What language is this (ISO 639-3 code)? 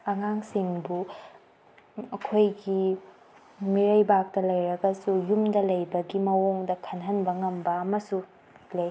mni